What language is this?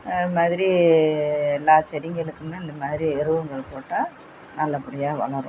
Tamil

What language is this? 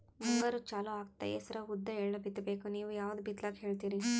Kannada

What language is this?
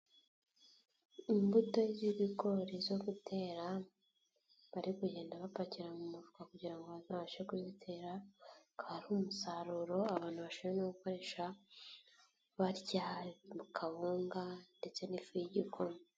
Kinyarwanda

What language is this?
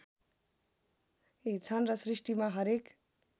Nepali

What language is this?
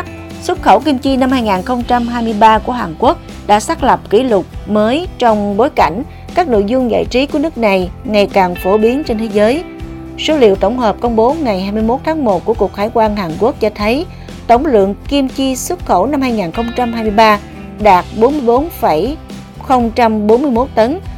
Vietnamese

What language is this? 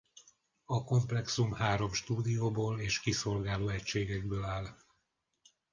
Hungarian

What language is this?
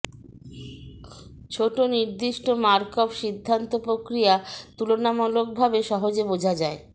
Bangla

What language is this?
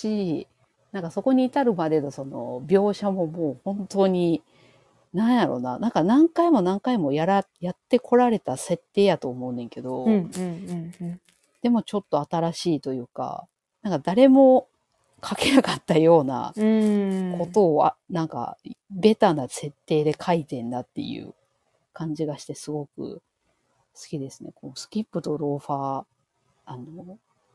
Japanese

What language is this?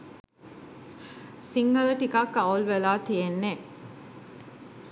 Sinhala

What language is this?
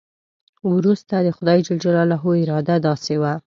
Pashto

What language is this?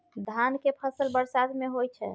Maithili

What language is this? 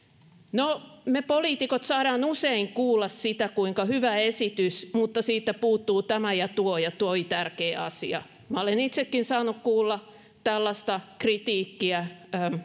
Finnish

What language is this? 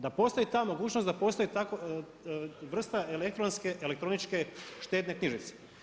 Croatian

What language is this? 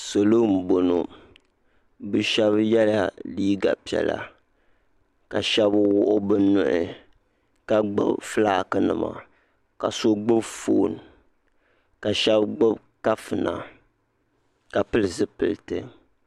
Dagbani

